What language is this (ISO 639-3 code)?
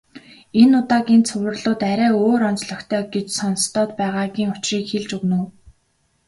mon